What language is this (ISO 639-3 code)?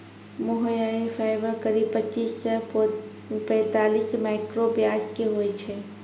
mai